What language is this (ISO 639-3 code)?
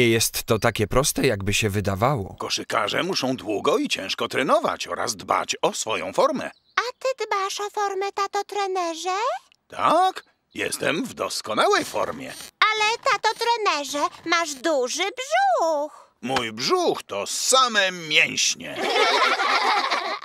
pol